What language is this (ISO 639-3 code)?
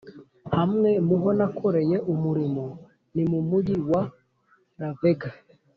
kin